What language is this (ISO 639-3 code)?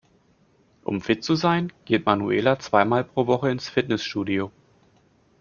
deu